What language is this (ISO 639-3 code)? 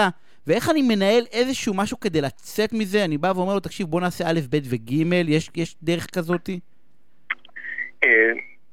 heb